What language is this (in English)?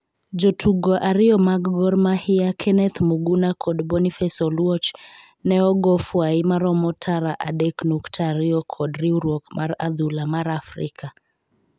Luo (Kenya and Tanzania)